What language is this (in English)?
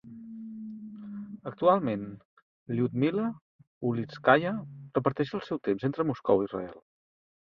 Catalan